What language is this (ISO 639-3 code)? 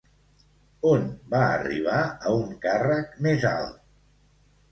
cat